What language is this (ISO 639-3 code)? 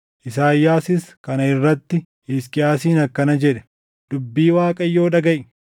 orm